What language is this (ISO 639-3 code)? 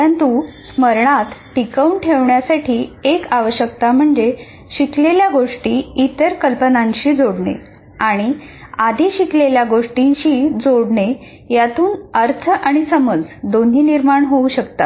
mar